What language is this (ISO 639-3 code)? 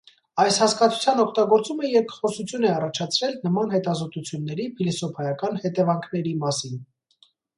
hye